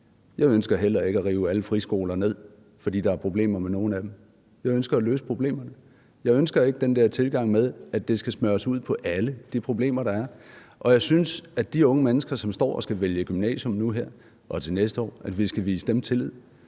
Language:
Danish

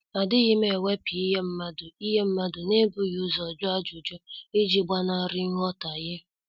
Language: Igbo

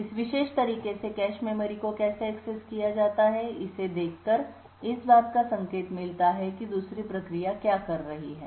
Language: Hindi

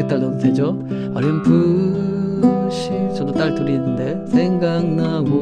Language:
Korean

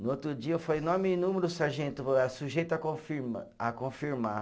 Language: Portuguese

